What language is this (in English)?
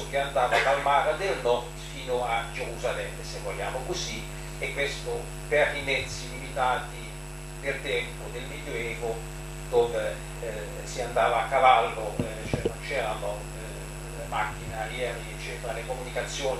Italian